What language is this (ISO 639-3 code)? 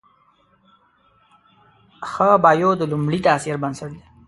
pus